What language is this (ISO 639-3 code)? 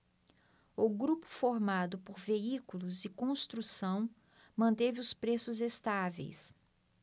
por